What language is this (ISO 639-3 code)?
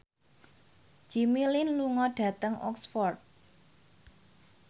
jav